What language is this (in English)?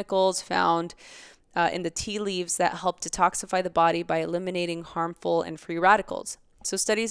English